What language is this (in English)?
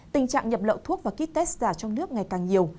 Vietnamese